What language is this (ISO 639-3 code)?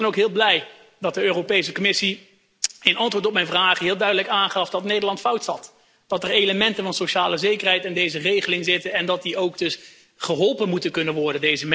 nld